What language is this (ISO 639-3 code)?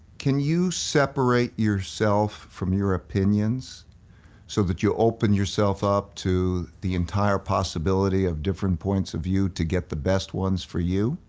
eng